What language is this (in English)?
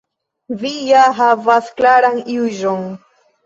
Esperanto